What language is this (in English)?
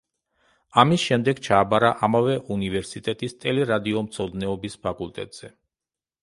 Georgian